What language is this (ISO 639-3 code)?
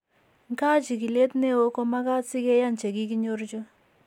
kln